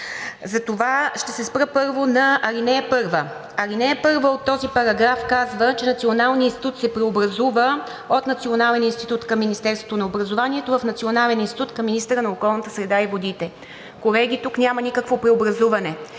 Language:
Bulgarian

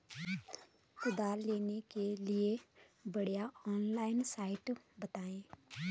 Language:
Hindi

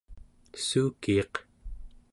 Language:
Central Yupik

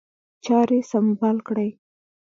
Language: Pashto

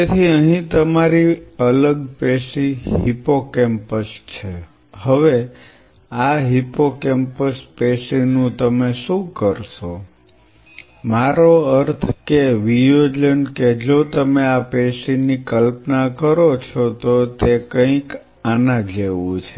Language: Gujarati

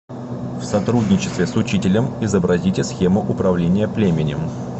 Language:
Russian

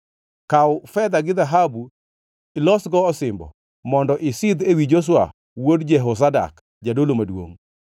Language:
Luo (Kenya and Tanzania)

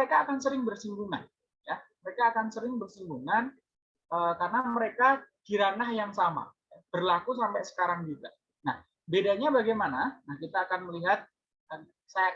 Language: Indonesian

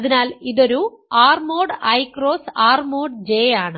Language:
Malayalam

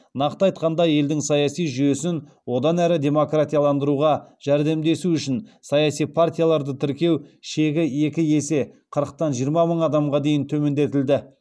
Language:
Kazakh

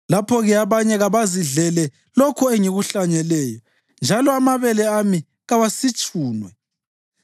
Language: North Ndebele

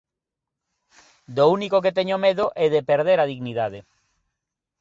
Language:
Galician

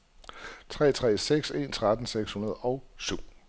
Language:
Danish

